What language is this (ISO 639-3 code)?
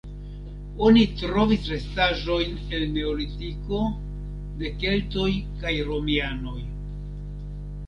epo